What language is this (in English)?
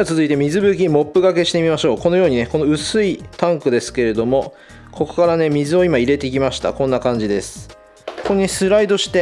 Japanese